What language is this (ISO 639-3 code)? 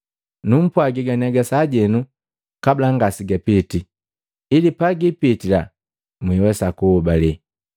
mgv